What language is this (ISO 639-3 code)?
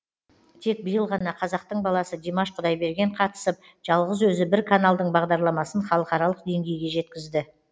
kaz